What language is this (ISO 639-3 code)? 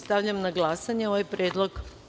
srp